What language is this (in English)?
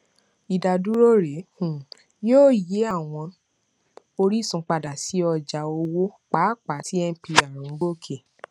Yoruba